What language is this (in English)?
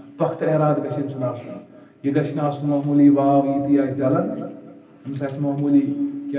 Turkish